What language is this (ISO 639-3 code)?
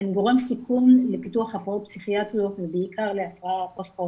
heb